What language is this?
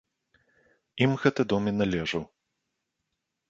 Belarusian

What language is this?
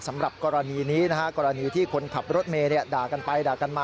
Thai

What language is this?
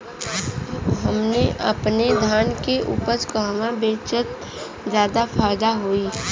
Bhojpuri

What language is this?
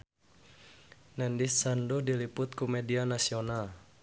Sundanese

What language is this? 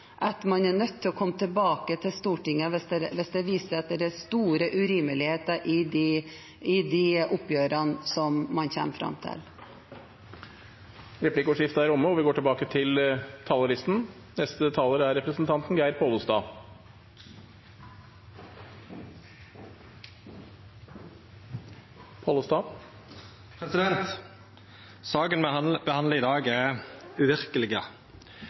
Norwegian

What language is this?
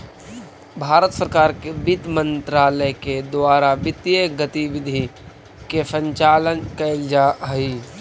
Magahi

